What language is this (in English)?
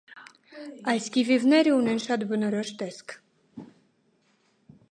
Armenian